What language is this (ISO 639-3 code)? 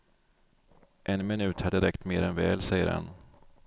swe